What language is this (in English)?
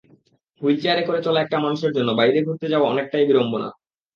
Bangla